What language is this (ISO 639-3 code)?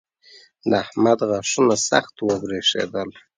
pus